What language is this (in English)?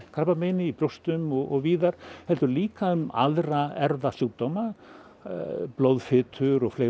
Icelandic